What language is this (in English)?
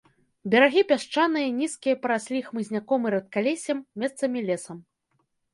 Belarusian